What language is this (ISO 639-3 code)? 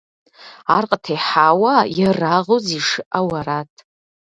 kbd